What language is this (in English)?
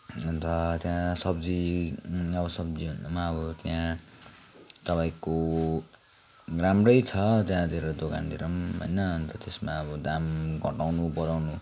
Nepali